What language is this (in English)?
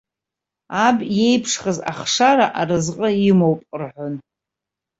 Abkhazian